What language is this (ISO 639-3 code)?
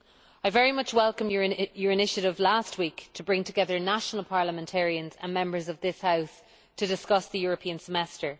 eng